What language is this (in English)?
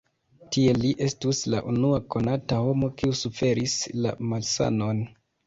Esperanto